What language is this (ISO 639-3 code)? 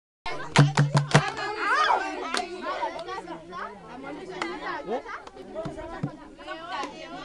hun